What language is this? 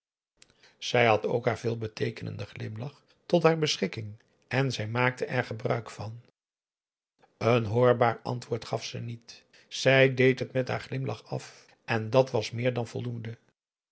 Dutch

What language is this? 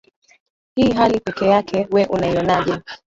Swahili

